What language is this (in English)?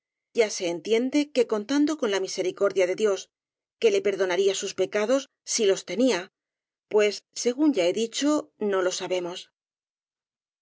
Spanish